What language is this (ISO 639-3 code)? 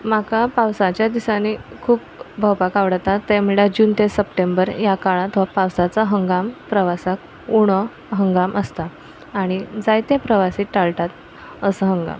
kok